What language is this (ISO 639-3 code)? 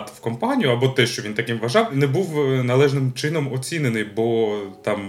ukr